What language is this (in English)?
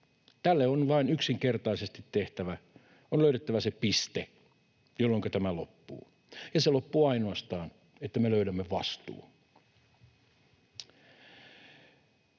Finnish